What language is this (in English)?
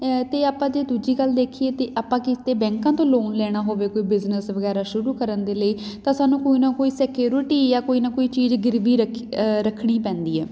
Punjabi